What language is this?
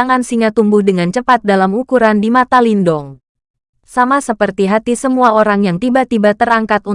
Indonesian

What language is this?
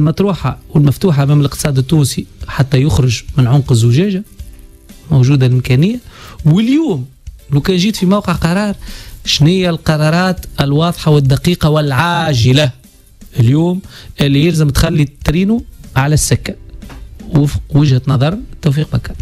Arabic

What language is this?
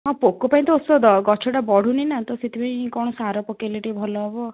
Odia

